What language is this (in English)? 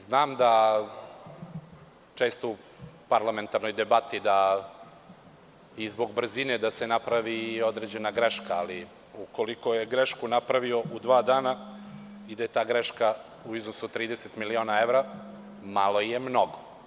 Serbian